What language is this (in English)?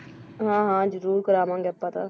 Punjabi